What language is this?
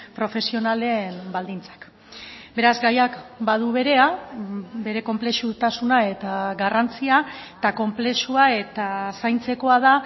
Basque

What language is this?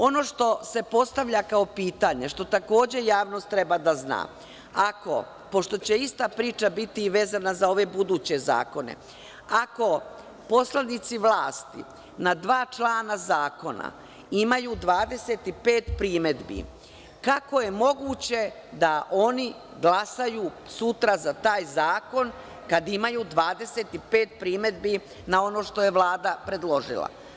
Serbian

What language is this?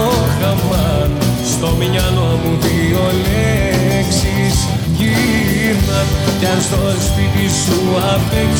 Greek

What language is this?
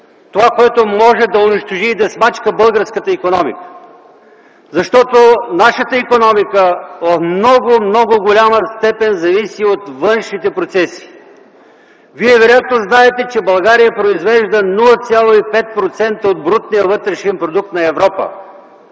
Bulgarian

